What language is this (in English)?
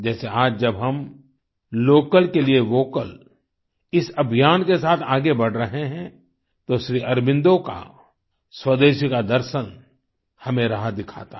Hindi